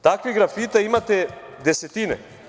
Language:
Serbian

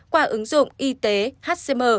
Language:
Vietnamese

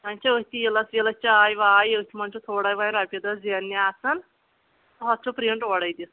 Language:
Kashmiri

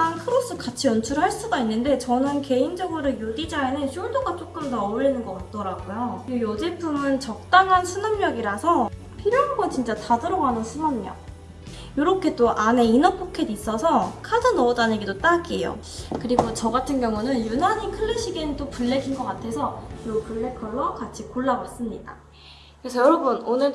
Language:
Korean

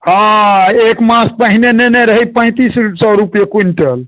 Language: Maithili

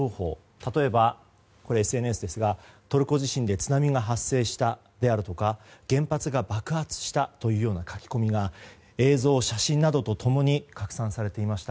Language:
Japanese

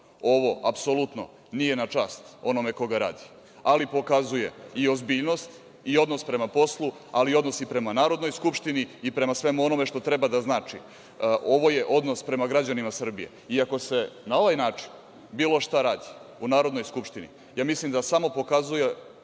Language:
Serbian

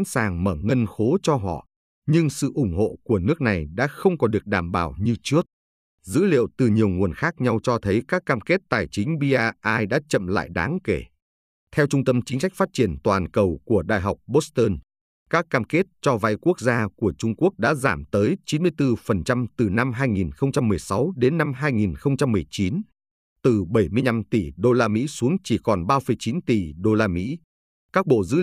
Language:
Vietnamese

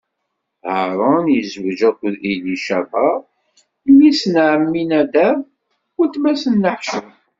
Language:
Kabyle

